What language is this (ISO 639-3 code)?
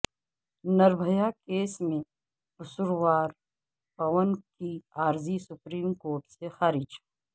urd